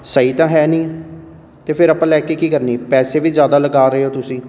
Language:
Punjabi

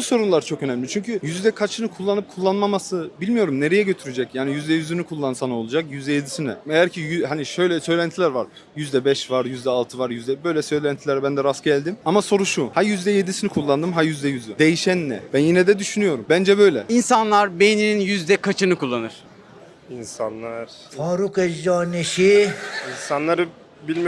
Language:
Turkish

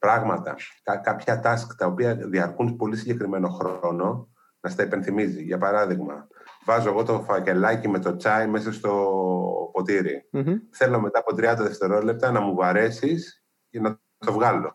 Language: Greek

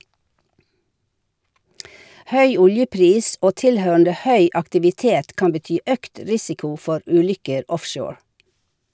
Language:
Norwegian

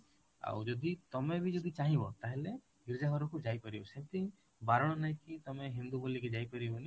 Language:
Odia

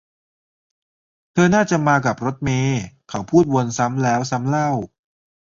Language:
Thai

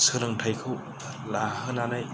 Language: Bodo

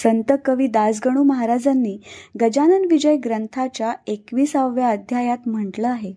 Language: Marathi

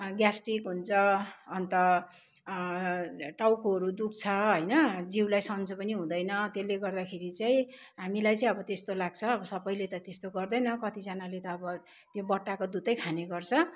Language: Nepali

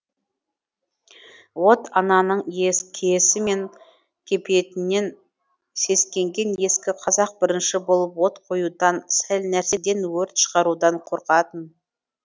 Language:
Kazakh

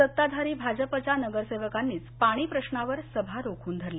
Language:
Marathi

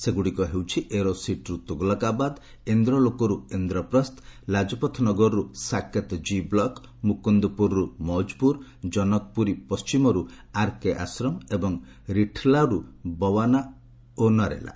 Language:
Odia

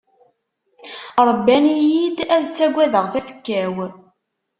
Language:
Kabyle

